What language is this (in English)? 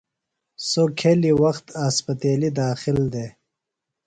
Phalura